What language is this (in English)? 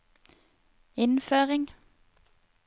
Norwegian